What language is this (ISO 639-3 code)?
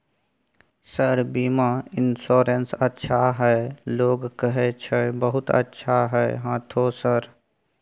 mai